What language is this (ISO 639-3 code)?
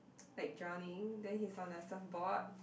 eng